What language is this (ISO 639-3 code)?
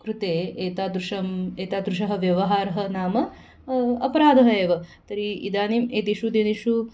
san